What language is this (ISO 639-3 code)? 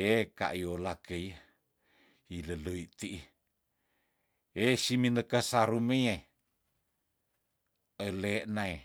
tdn